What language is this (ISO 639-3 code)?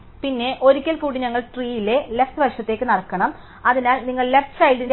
mal